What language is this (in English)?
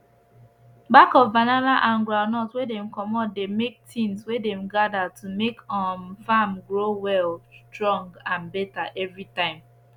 Nigerian Pidgin